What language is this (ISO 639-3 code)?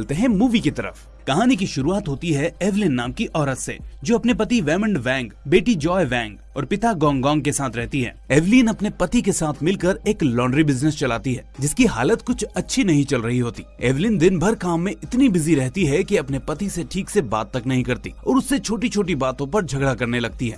hin